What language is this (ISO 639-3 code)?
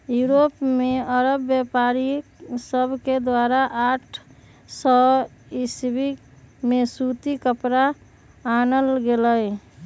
mag